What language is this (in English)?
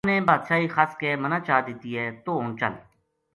Gujari